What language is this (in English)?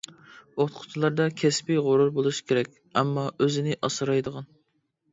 Uyghur